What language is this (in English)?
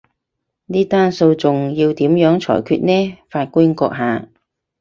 Cantonese